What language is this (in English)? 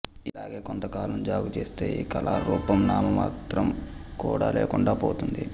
Telugu